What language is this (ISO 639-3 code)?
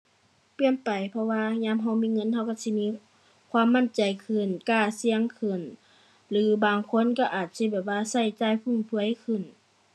tha